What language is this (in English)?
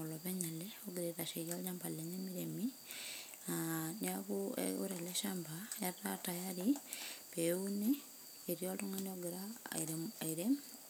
Masai